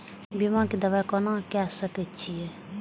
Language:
Maithili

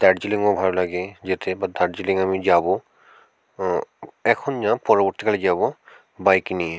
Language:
Bangla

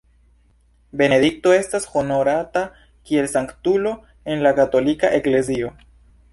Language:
Esperanto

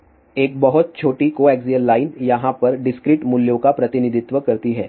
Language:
Hindi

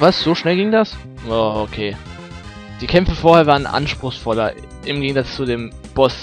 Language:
German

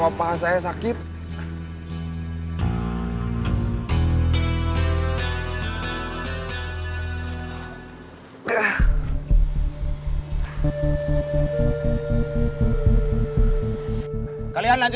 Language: Indonesian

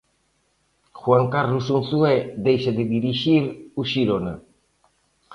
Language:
Galician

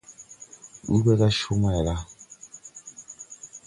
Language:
Tupuri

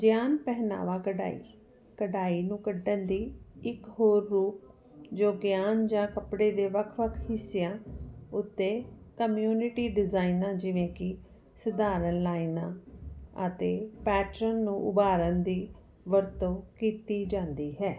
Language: Punjabi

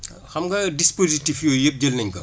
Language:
Wolof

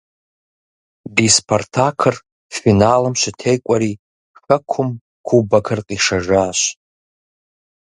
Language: Kabardian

